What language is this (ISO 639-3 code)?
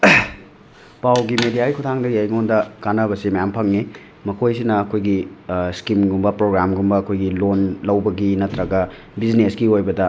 mni